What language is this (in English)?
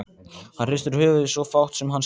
Icelandic